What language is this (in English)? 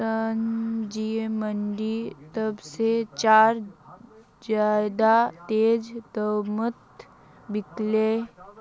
Magahi